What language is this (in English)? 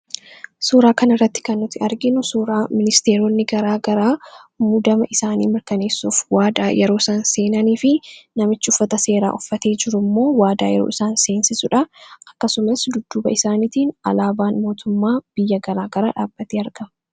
Oromo